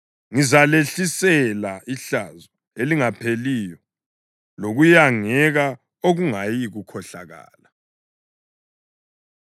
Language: North Ndebele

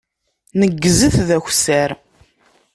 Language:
Kabyle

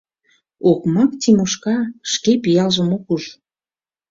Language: Mari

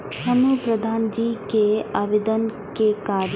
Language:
Maithili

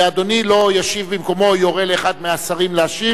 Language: Hebrew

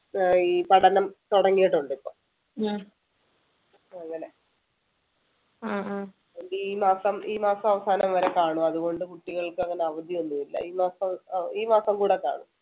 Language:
Malayalam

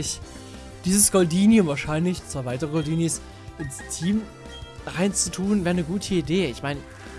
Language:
German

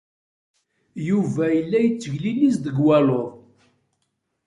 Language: Kabyle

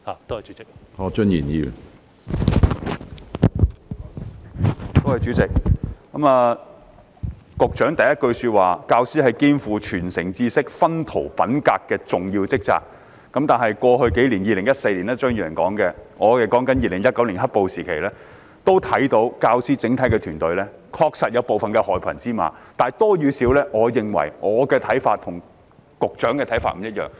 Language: Cantonese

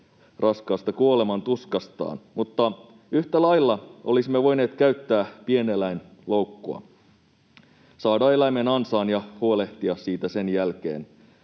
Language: Finnish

